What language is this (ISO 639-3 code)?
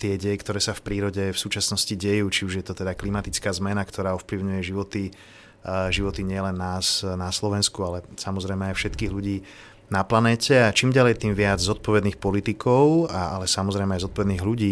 slk